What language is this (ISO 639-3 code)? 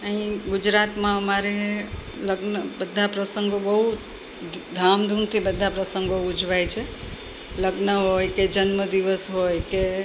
guj